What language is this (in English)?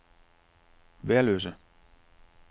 Danish